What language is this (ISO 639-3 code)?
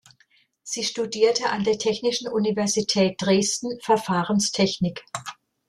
deu